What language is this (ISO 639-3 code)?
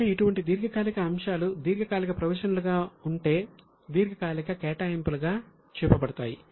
tel